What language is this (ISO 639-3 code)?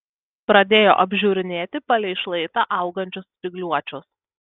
lit